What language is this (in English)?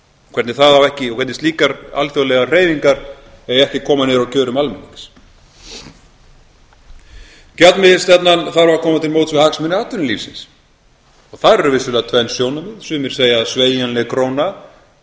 Icelandic